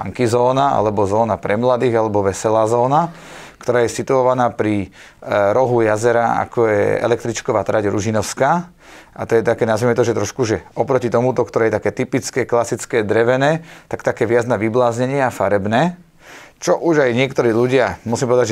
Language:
Slovak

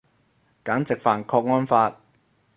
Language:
Cantonese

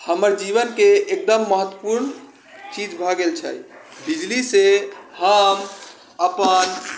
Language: Maithili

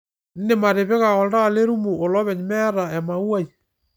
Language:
Masai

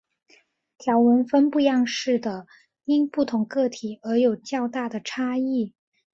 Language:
Chinese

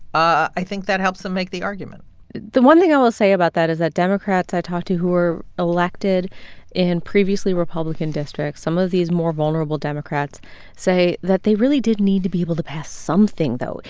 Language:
English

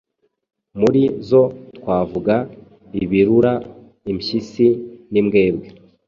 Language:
Kinyarwanda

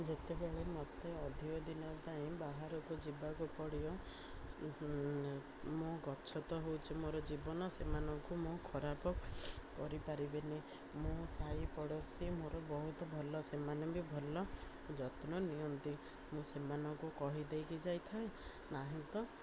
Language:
Odia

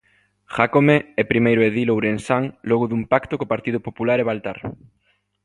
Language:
Galician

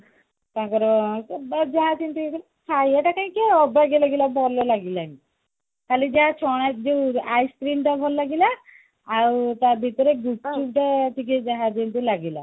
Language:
Odia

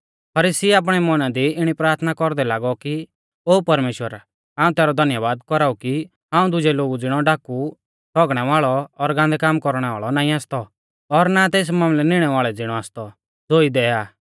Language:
Mahasu Pahari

